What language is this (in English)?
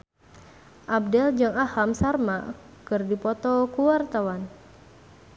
Sundanese